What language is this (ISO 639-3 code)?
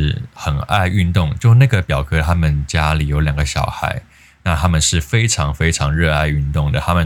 zho